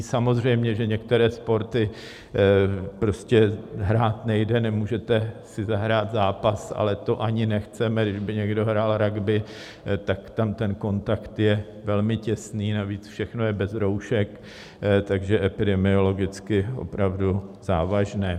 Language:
Czech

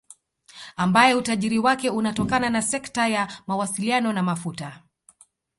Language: Swahili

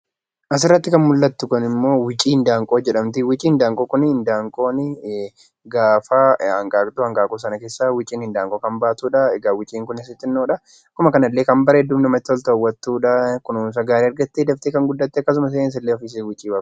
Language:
Oromo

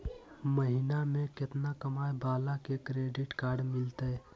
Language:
Magahi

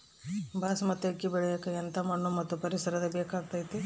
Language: Kannada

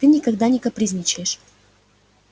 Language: Russian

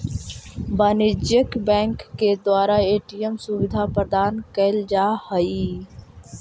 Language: Magahi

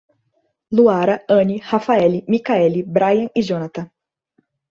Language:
Portuguese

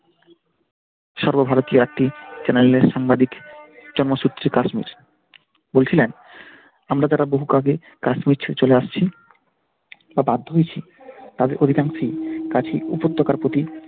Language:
Bangla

